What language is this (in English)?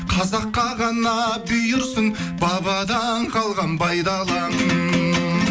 Kazakh